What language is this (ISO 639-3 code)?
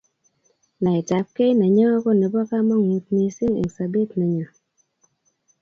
kln